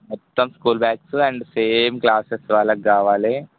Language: Telugu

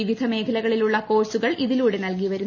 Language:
Malayalam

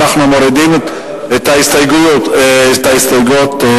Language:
Hebrew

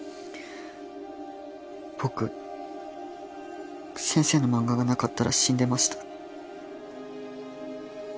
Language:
Japanese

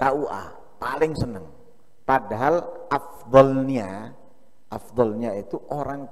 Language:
Indonesian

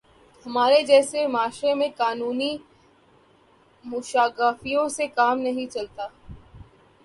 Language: Urdu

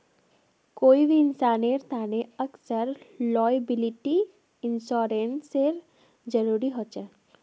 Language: Magahi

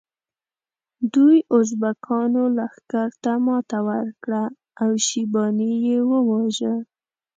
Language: Pashto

